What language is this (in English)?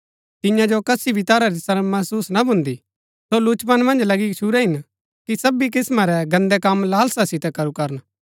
Gaddi